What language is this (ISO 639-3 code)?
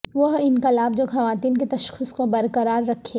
urd